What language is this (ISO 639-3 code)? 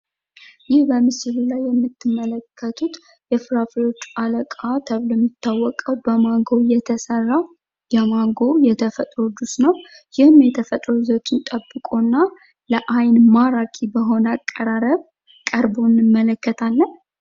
amh